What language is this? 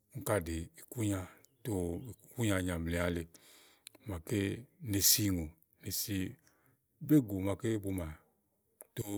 Igo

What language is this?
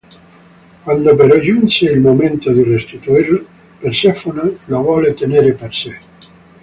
Italian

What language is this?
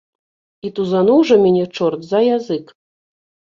Belarusian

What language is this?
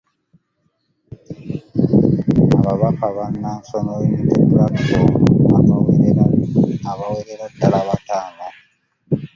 Ganda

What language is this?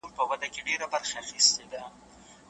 Pashto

